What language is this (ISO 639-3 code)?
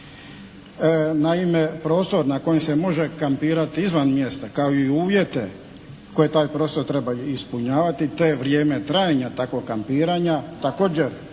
hrv